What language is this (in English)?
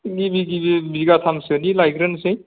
Bodo